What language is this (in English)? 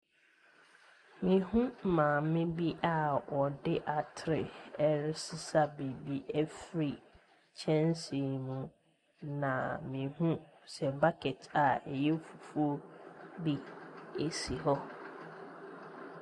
Akan